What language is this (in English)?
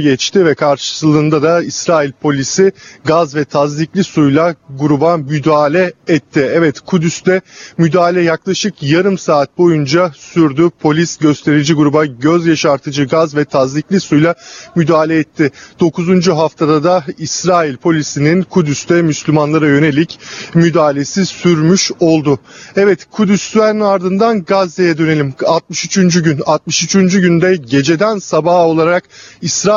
Turkish